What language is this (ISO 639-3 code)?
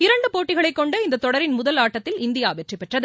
tam